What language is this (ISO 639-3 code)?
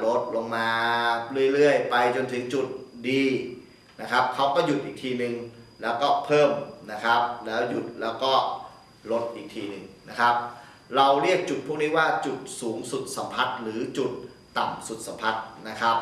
tha